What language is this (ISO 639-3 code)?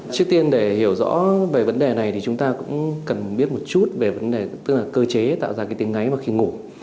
vie